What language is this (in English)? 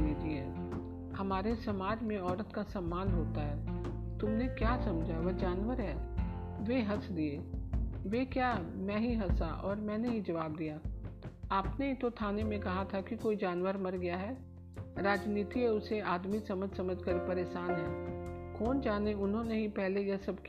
Hindi